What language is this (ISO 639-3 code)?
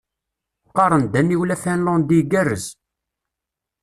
kab